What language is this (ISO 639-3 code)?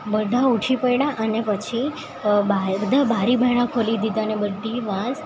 guj